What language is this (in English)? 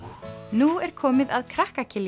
Icelandic